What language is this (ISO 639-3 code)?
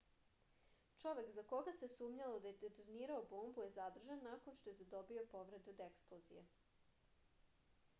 srp